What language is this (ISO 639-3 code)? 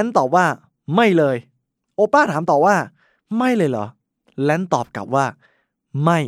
tha